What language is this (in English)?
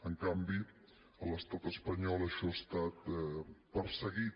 Catalan